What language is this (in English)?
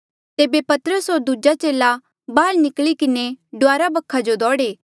Mandeali